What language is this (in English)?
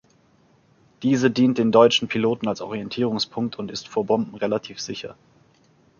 German